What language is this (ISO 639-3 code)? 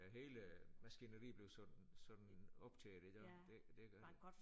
dan